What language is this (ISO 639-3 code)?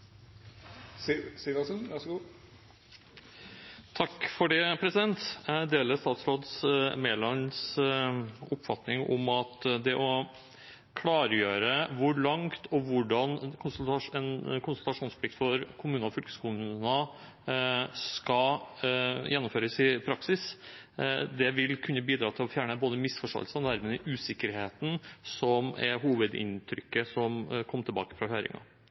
nob